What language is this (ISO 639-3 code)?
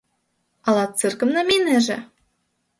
chm